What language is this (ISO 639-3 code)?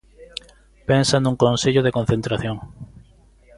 glg